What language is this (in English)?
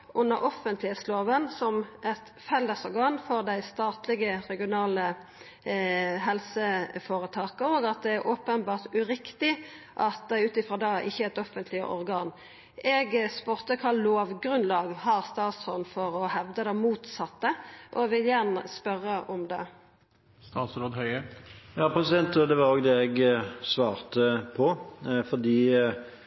Norwegian